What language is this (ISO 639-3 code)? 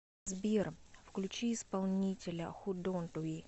rus